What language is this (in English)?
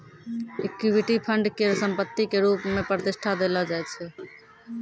Maithili